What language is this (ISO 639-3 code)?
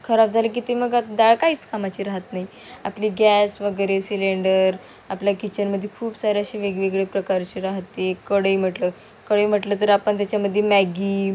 mar